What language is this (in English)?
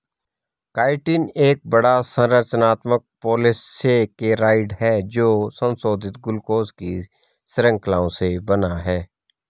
Hindi